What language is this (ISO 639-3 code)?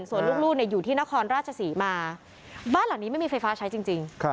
tha